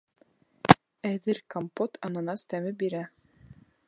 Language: Bashkir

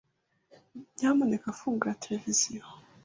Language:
Kinyarwanda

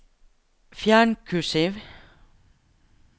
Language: Norwegian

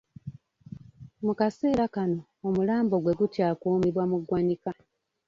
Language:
Ganda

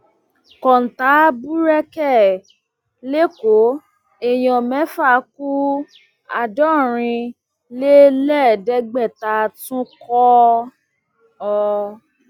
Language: Yoruba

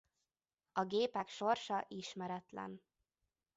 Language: Hungarian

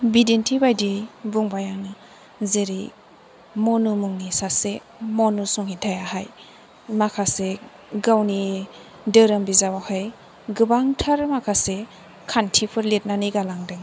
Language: Bodo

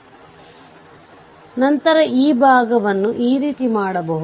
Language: Kannada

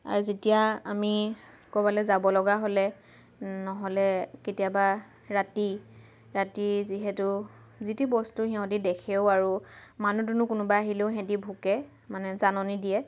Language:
Assamese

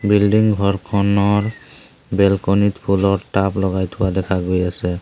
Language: Assamese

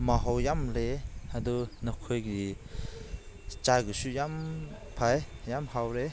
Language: Manipuri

